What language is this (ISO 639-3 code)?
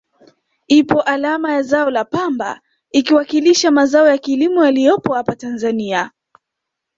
swa